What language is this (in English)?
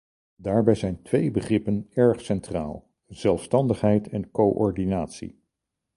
Dutch